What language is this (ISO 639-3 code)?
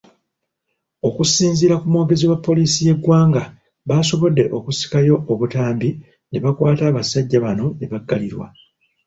lug